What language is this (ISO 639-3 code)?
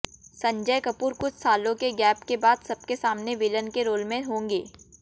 hin